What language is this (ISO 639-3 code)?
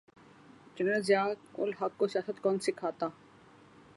urd